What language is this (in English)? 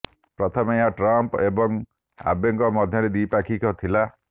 Odia